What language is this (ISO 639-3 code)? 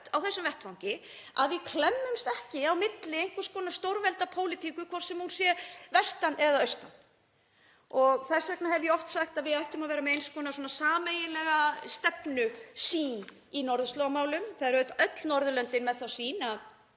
isl